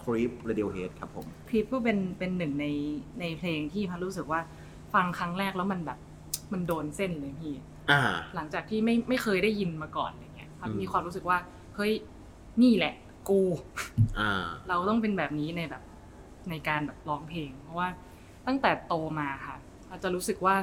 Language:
Thai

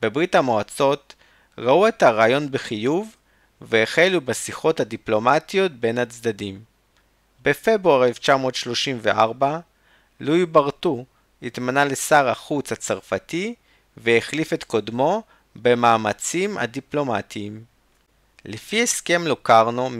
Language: Hebrew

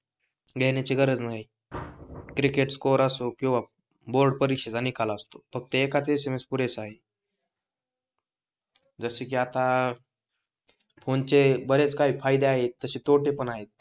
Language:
Marathi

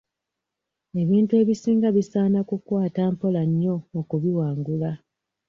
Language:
Ganda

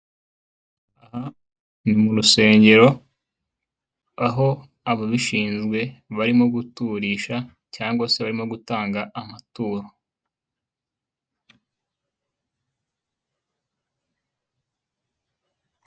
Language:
Kinyarwanda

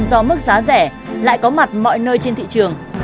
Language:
Vietnamese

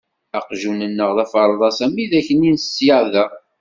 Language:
Kabyle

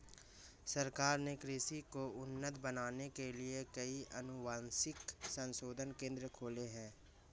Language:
Hindi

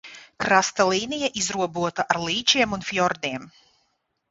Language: Latvian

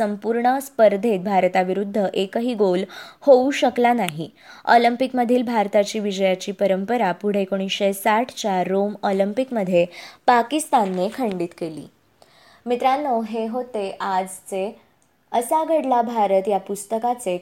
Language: Marathi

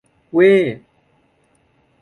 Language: Thai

